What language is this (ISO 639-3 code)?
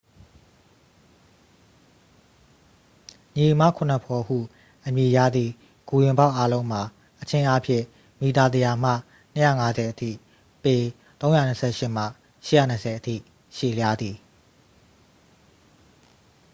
mya